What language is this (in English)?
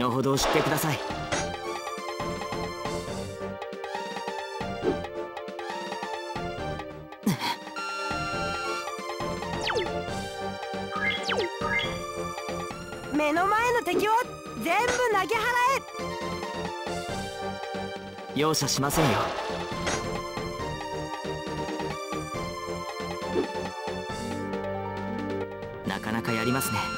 Japanese